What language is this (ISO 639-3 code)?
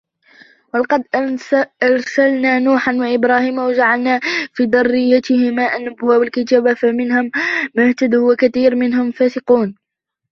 ara